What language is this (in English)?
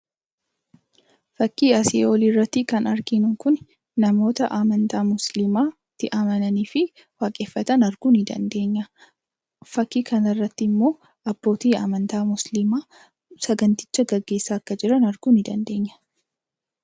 Oromo